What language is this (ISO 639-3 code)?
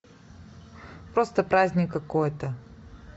rus